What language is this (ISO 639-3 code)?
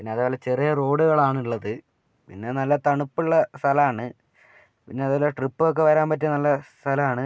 mal